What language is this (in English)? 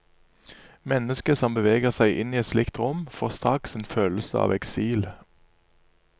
Norwegian